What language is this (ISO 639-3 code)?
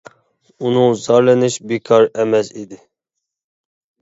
uig